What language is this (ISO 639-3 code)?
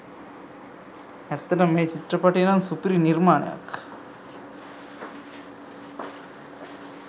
sin